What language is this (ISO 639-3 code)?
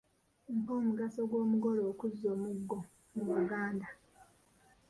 lug